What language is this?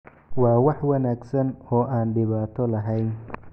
Somali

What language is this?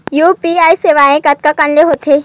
Chhattisgarhi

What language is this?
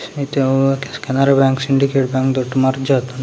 Tulu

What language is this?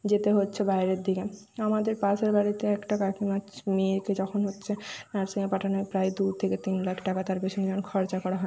Bangla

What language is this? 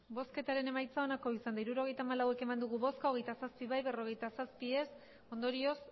Basque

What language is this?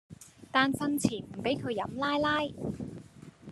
Cantonese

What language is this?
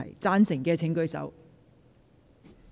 Cantonese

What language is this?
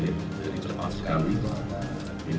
Indonesian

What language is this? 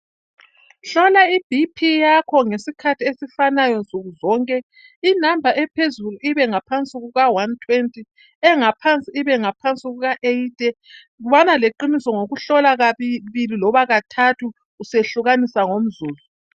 North Ndebele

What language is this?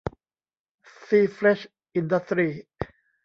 Thai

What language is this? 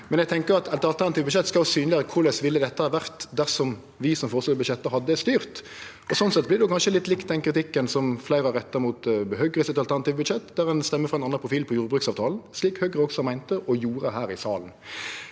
Norwegian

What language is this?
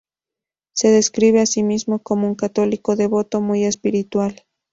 Spanish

